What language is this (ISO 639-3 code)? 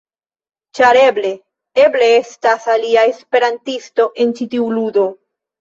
epo